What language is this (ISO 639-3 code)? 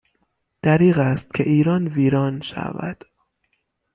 fas